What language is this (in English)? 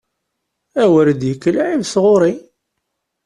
Kabyle